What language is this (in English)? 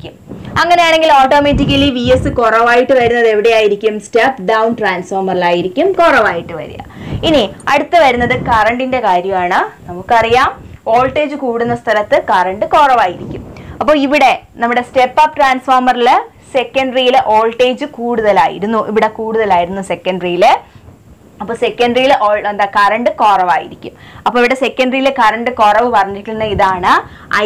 Malayalam